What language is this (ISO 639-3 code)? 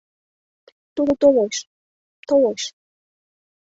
chm